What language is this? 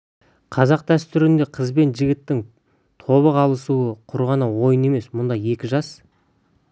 Kazakh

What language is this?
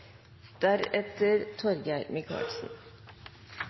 Norwegian Nynorsk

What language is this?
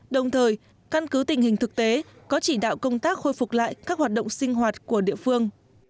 Vietnamese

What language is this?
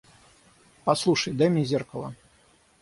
Russian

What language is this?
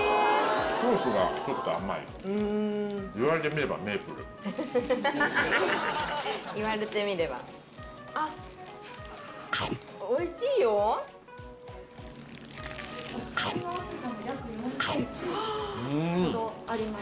Japanese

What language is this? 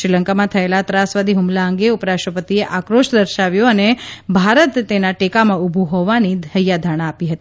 Gujarati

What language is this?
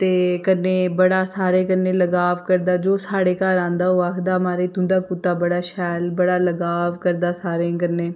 Dogri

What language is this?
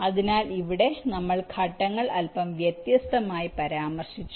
Malayalam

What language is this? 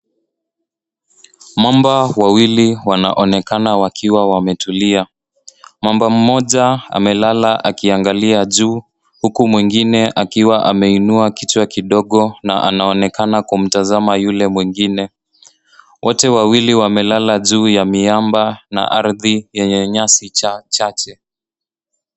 Swahili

